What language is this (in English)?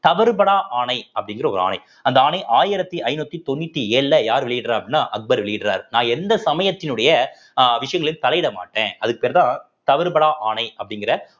Tamil